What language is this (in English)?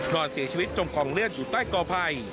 Thai